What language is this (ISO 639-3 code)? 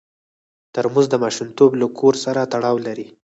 pus